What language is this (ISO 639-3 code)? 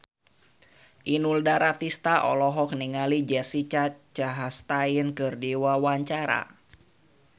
sun